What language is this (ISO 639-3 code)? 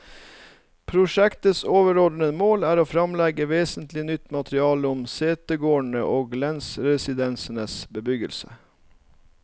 nor